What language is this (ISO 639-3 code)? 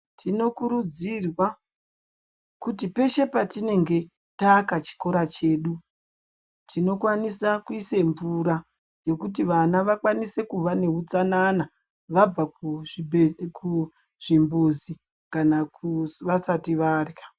ndc